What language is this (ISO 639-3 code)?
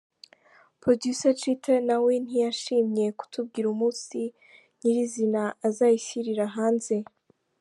kin